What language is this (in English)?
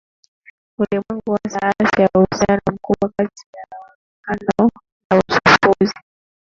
Swahili